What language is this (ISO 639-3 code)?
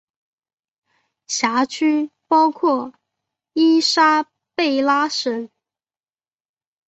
zho